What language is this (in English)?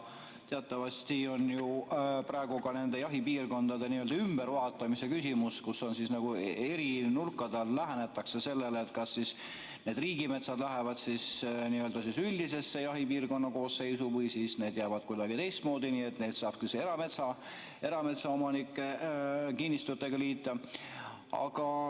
Estonian